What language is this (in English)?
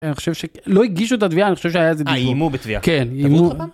Hebrew